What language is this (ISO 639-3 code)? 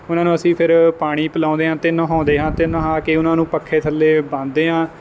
pan